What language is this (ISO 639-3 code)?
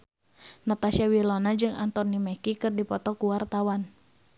sun